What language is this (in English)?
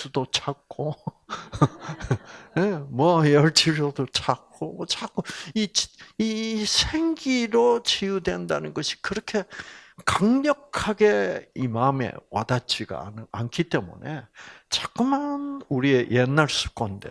Korean